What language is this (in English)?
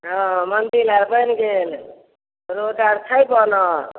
Maithili